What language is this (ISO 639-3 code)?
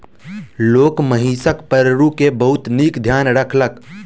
mai